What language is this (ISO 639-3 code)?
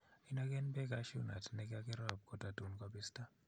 kln